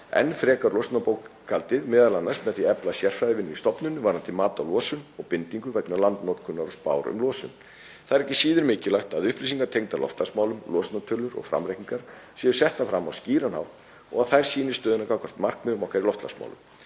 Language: Icelandic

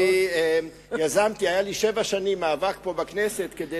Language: Hebrew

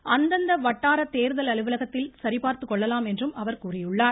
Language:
Tamil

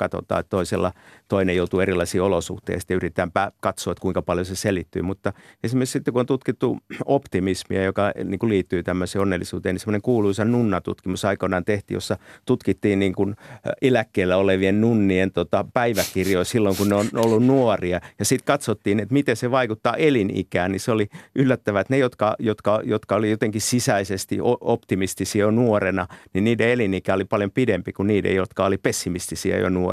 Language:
Finnish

